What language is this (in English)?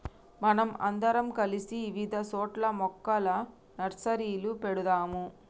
Telugu